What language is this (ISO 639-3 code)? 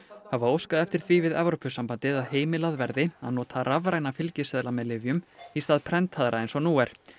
isl